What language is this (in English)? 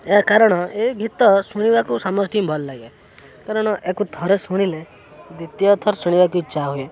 Odia